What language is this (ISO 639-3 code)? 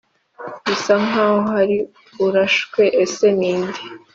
kin